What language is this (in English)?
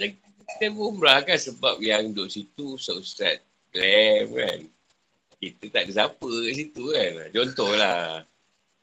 Malay